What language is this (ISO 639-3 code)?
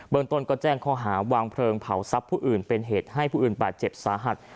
tha